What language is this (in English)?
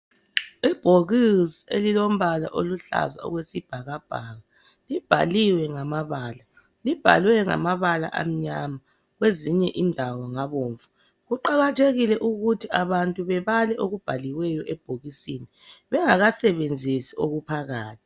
North Ndebele